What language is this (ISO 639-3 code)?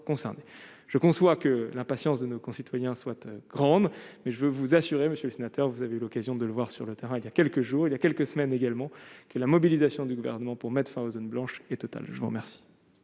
fra